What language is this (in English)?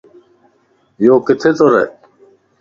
Lasi